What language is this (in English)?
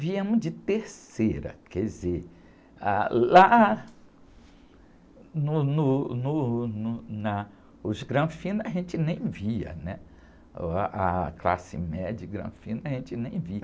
Portuguese